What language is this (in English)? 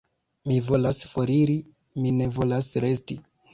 Esperanto